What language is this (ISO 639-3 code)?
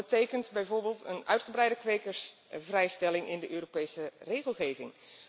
nld